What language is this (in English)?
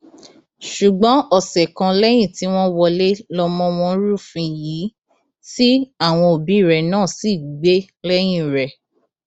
Yoruba